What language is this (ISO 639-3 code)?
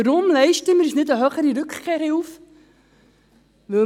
gsw